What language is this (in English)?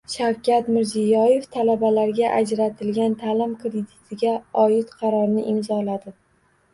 Uzbek